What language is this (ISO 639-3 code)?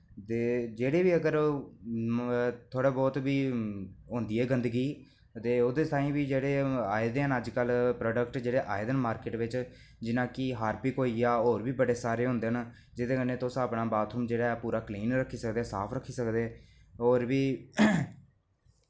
doi